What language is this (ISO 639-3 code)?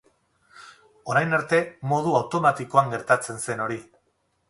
eus